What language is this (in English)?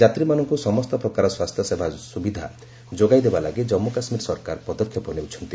Odia